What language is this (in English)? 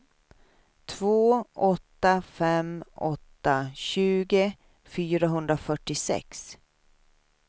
Swedish